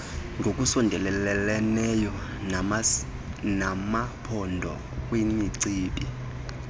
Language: Xhosa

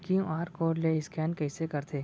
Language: Chhattisgarhi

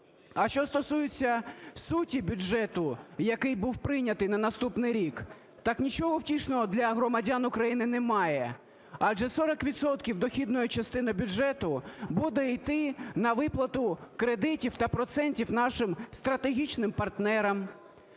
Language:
Ukrainian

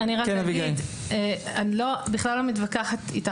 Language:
Hebrew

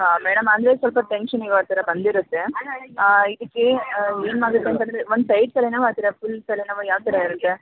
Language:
Kannada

